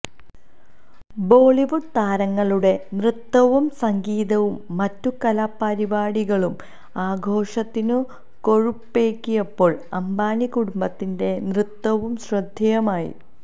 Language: Malayalam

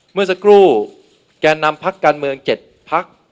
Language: Thai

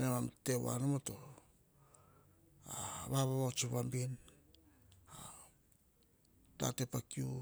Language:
Hahon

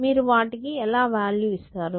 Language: Telugu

